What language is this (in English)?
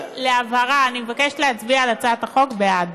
Hebrew